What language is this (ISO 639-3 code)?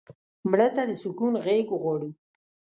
pus